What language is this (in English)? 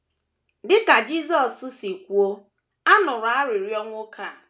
Igbo